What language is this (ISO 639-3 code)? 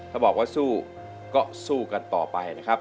tha